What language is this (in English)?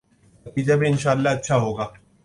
Urdu